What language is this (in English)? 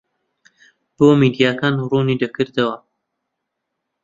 Central Kurdish